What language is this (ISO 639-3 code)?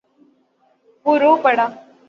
urd